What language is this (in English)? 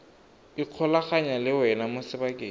Tswana